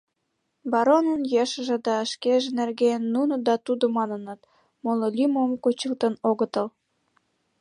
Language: Mari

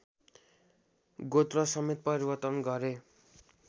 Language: Nepali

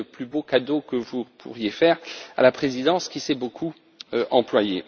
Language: French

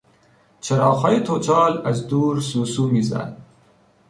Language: Persian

